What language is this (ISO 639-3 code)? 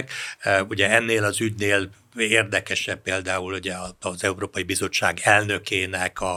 hun